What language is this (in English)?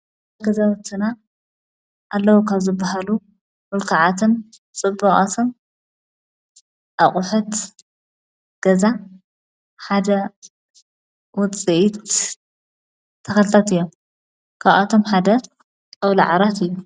Tigrinya